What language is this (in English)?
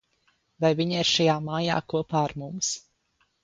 Latvian